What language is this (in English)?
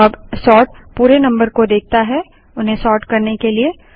Hindi